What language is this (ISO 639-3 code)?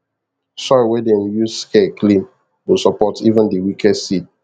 pcm